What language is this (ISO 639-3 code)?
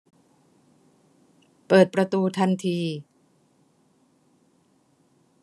tha